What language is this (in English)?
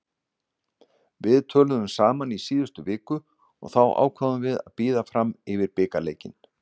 Icelandic